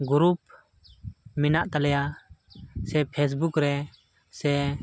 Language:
Santali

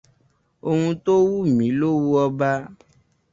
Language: Yoruba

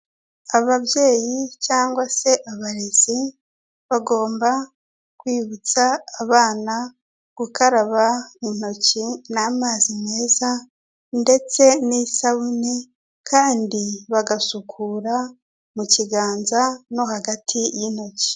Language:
Kinyarwanda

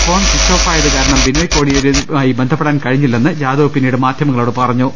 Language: Malayalam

